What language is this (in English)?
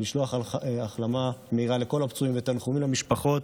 Hebrew